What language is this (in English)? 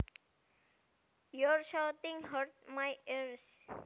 Javanese